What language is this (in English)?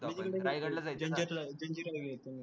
Marathi